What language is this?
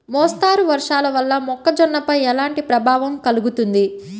Telugu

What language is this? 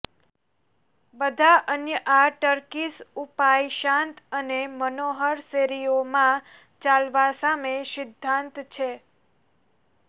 Gujarati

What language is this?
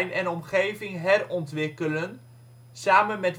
Dutch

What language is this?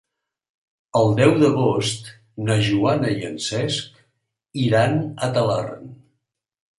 Catalan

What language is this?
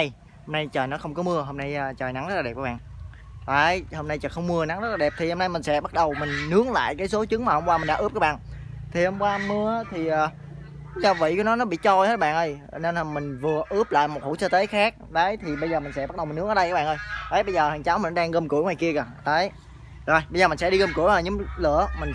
Vietnamese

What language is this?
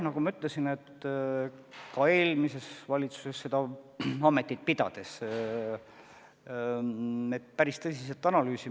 Estonian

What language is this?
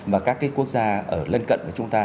Vietnamese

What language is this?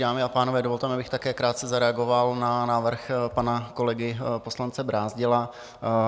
Czech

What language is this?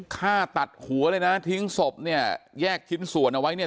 Thai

